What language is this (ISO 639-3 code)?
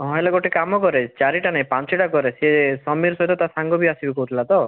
ori